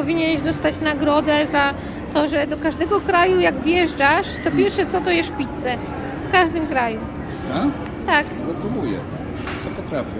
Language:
Polish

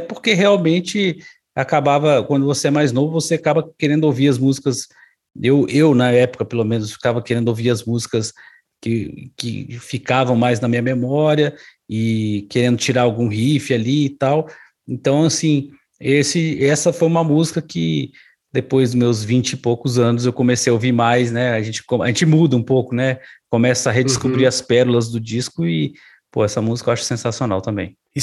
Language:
Portuguese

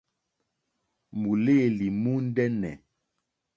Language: Mokpwe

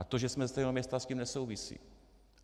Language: Czech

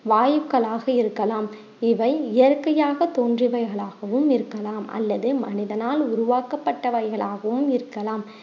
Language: Tamil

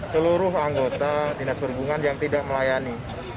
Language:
Indonesian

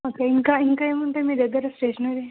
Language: Telugu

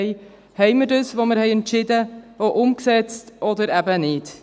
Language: Swiss German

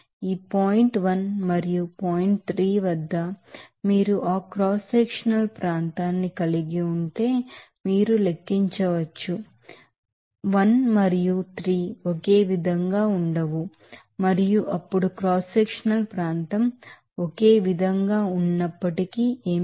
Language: Telugu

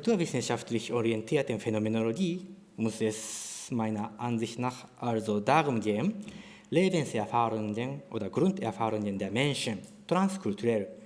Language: German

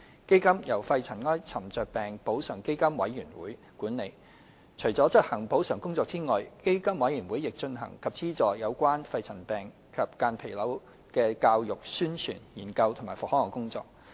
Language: Cantonese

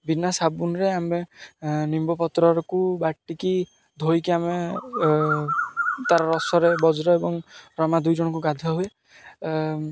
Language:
Odia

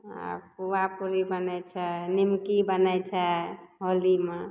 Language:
Maithili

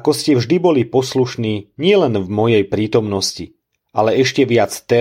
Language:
Slovak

